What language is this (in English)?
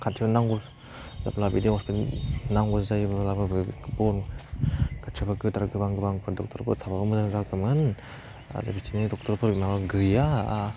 Bodo